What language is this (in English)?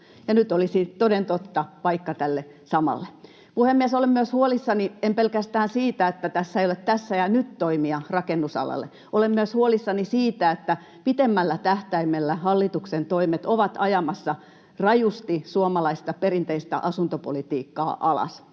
Finnish